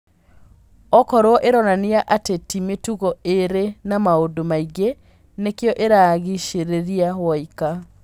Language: Kikuyu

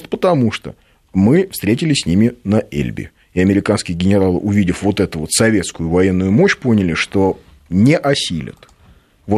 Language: Russian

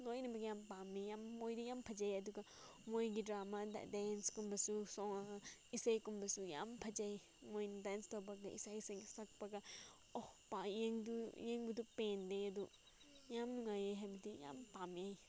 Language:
Manipuri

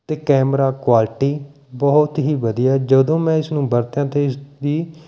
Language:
Punjabi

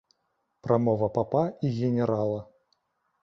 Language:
Belarusian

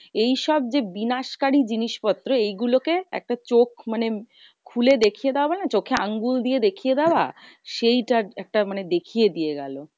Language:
Bangla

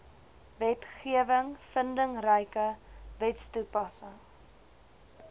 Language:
Afrikaans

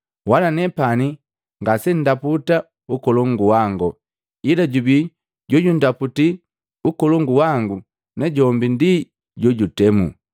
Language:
Matengo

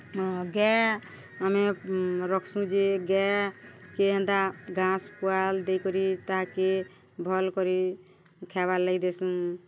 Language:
Odia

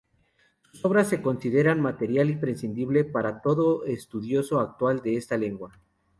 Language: Spanish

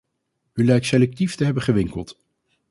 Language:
Dutch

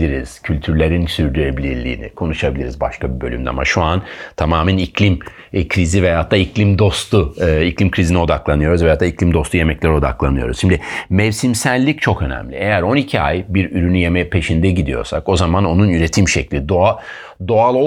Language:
Turkish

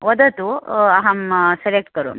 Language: Sanskrit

